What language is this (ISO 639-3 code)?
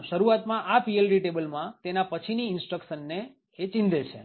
guj